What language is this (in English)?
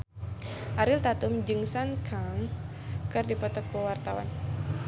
Sundanese